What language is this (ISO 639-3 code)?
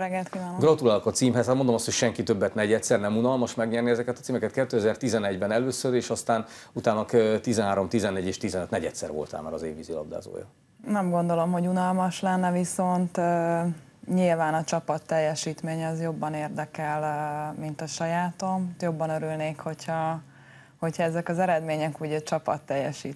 hun